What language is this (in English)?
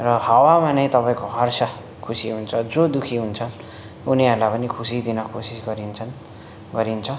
Nepali